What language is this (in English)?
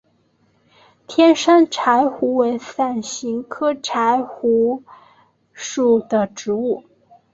Chinese